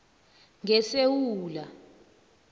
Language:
South Ndebele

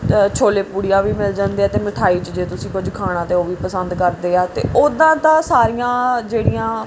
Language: Punjabi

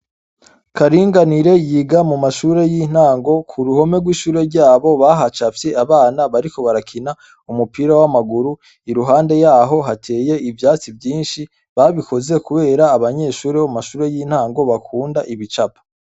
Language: Rundi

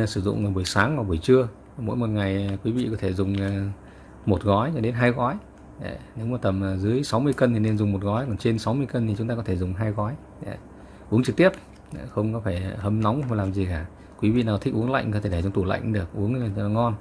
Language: Vietnamese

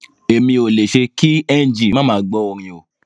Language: Yoruba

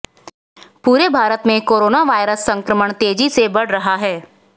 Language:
Hindi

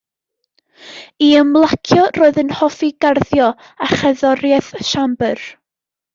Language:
Welsh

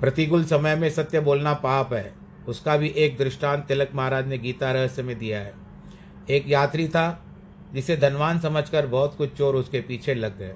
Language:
Hindi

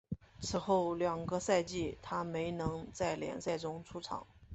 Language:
Chinese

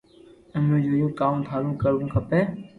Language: Loarki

